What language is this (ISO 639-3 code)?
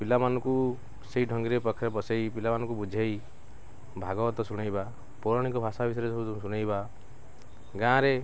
ori